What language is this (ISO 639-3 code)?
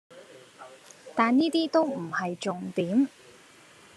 yue